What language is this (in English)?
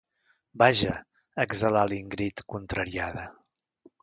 Catalan